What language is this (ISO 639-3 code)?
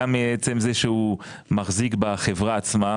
heb